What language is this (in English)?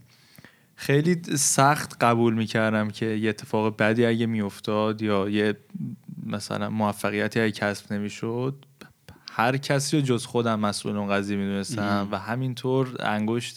Persian